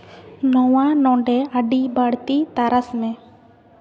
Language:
Santali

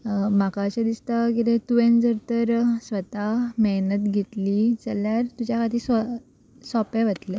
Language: Konkani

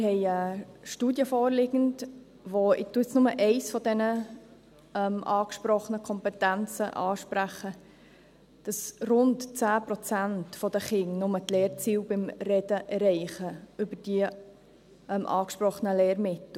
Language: Swiss German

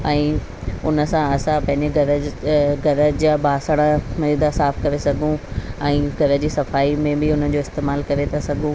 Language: Sindhi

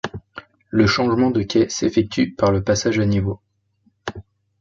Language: French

